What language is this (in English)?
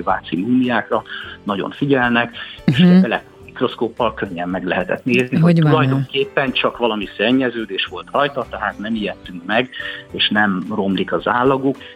Hungarian